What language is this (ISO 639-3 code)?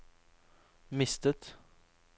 nor